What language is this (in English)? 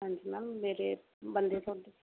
Punjabi